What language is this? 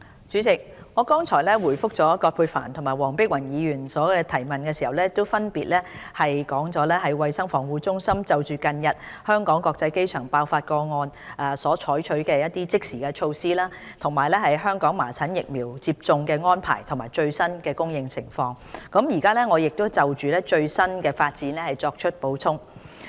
Cantonese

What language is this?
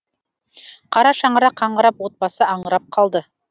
Kazakh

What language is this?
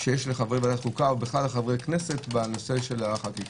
Hebrew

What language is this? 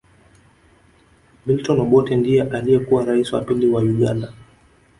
Swahili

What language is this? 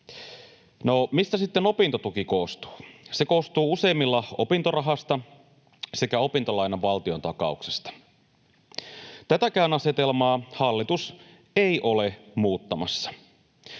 Finnish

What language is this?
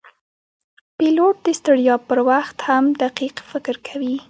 Pashto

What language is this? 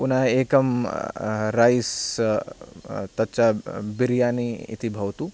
Sanskrit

